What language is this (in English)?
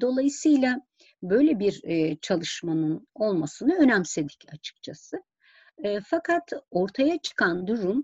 Turkish